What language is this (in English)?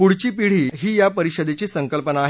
Marathi